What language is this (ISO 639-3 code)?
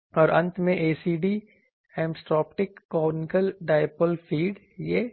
hin